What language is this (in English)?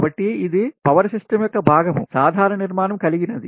Telugu